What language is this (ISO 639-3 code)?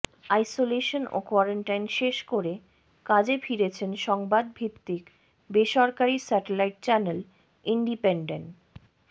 ben